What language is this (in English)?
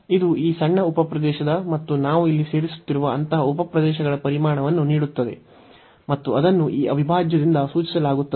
Kannada